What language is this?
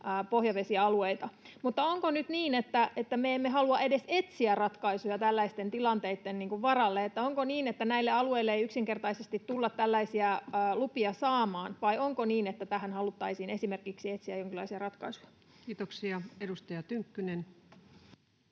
Finnish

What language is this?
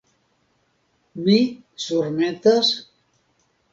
Esperanto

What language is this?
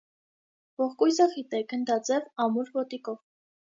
Armenian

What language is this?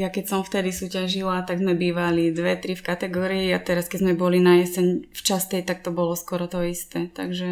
Slovak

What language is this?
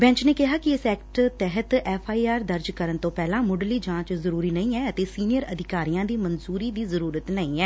Punjabi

